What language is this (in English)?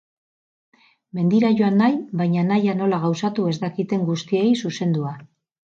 Basque